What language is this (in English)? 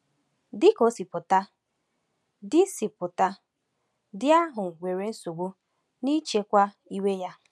Igbo